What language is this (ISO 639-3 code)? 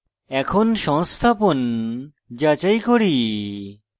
ben